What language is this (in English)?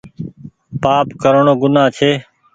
Goaria